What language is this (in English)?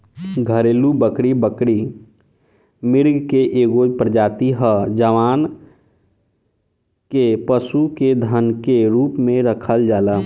Bhojpuri